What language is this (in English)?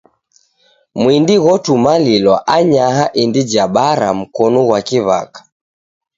Taita